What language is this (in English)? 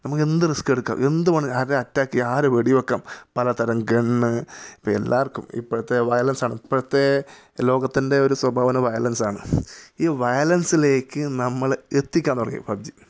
Malayalam